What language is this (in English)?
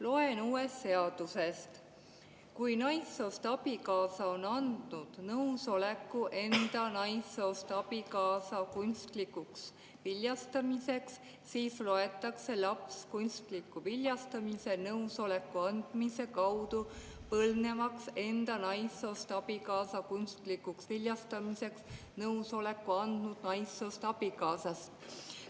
Estonian